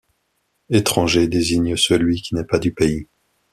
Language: French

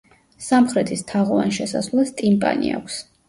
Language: Georgian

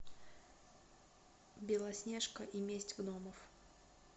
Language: Russian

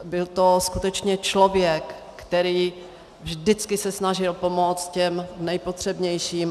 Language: Czech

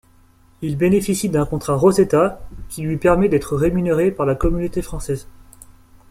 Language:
French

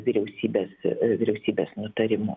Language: Lithuanian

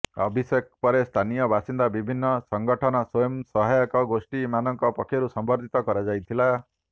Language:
Odia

